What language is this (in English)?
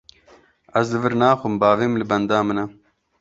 Kurdish